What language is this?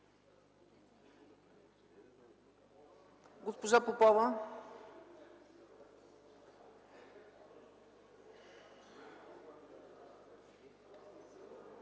Bulgarian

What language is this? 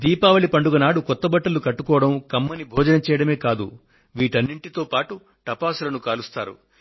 Telugu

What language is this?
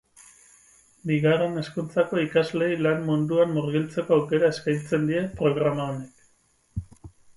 Basque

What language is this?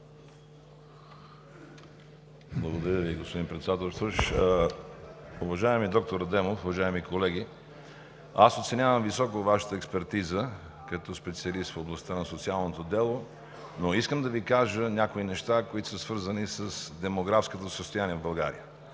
Bulgarian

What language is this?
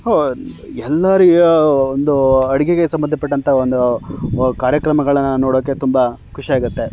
Kannada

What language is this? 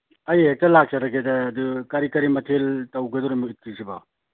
Manipuri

